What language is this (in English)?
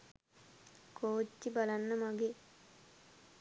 Sinhala